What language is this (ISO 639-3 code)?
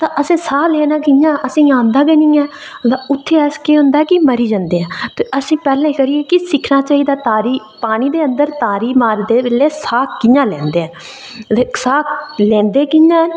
doi